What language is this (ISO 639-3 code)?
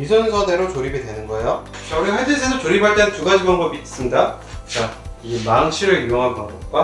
kor